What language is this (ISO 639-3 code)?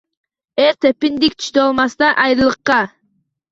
uzb